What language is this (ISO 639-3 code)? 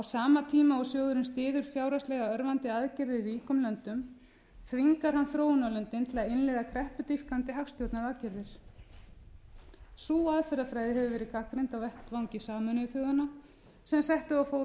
isl